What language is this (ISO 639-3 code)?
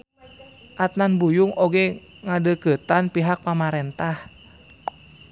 sun